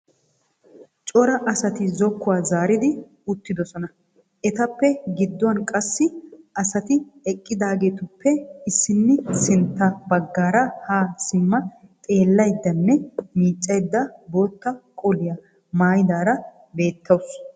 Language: Wolaytta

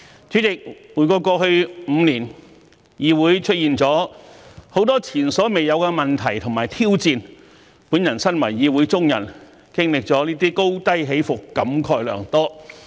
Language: Cantonese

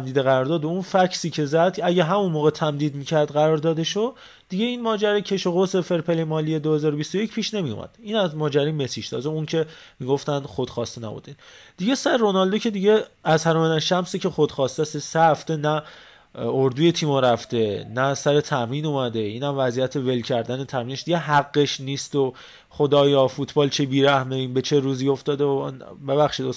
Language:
Persian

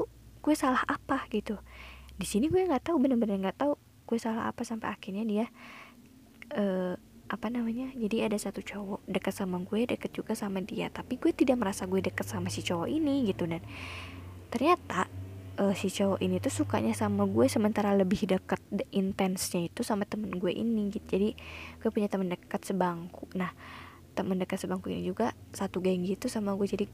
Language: Indonesian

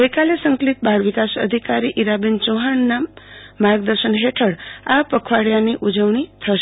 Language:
Gujarati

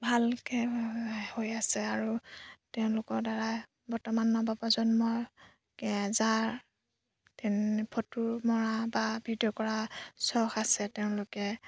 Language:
Assamese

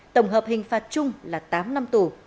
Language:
Vietnamese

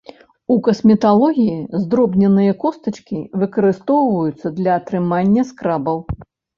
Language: Belarusian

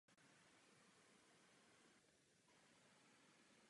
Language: Czech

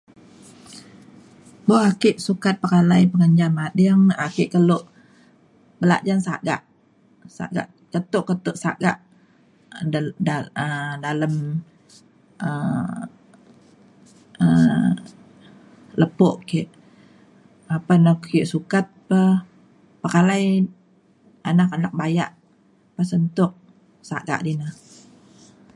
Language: Mainstream Kenyah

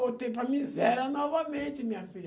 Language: Portuguese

